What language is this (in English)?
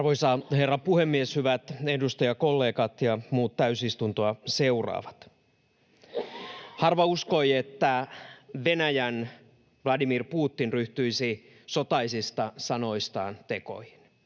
Finnish